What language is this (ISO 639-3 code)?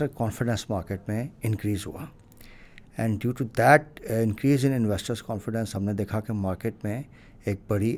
urd